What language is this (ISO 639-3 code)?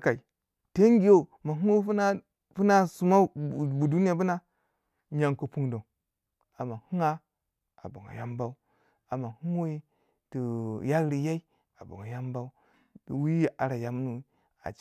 wja